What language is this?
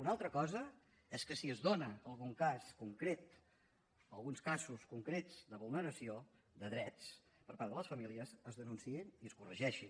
Catalan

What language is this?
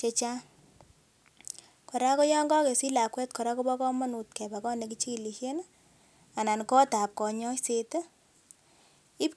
Kalenjin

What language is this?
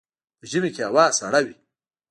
Pashto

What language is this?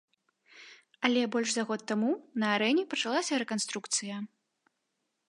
Belarusian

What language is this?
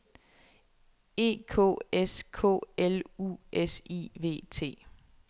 Danish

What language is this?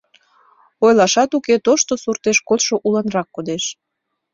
Mari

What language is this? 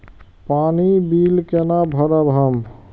Maithili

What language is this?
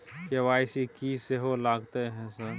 Maithili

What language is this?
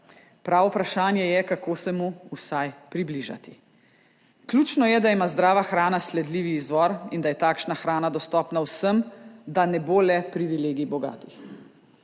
Slovenian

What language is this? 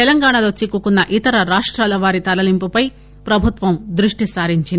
Telugu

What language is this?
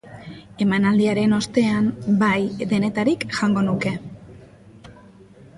Basque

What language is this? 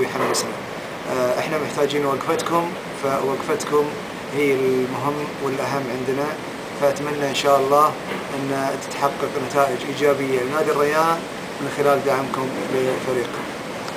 Arabic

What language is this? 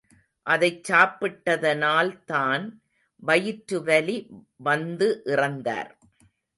Tamil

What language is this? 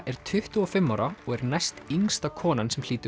Icelandic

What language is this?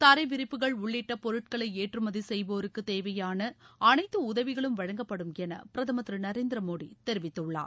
Tamil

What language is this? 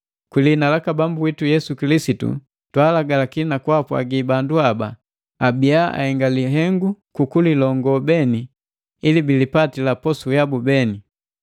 Matengo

